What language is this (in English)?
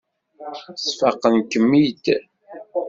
Kabyle